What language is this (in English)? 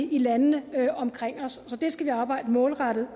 Danish